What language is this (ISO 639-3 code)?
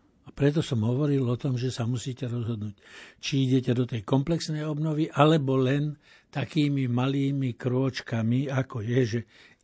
slk